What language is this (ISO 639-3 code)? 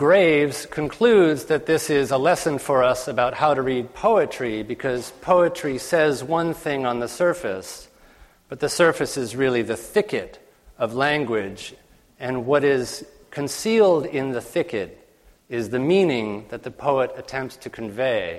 eng